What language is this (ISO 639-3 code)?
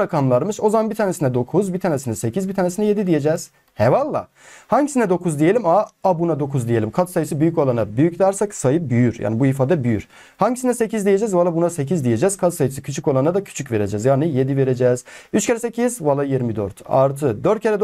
tur